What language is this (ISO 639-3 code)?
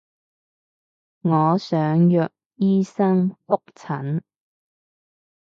yue